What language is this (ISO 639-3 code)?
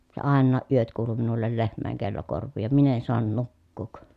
fin